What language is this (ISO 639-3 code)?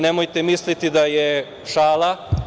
srp